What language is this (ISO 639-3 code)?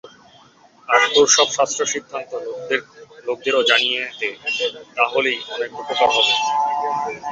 ben